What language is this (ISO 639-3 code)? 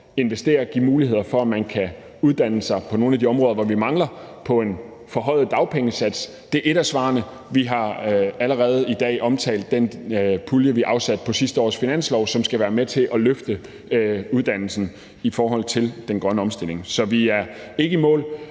dan